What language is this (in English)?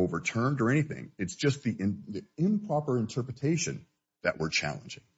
English